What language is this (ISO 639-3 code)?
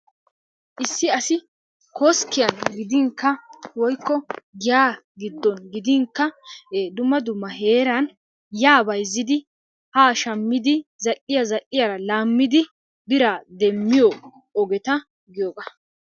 wal